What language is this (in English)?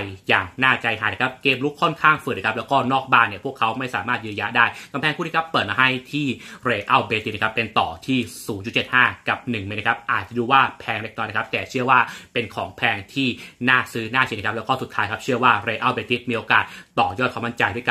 Thai